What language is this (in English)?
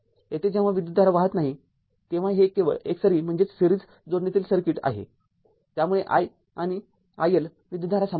Marathi